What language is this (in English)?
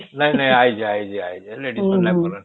Odia